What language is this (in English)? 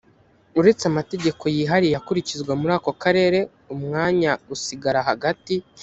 Kinyarwanda